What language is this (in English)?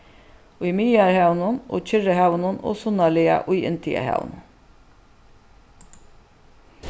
Faroese